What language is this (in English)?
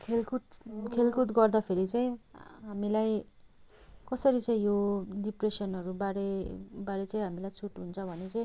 Nepali